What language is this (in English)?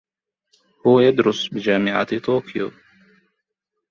Arabic